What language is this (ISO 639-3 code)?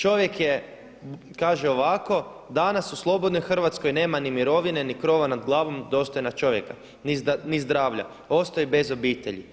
hrv